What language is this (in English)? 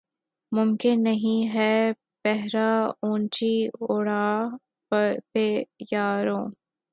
Urdu